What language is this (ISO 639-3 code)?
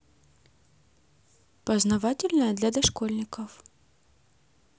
rus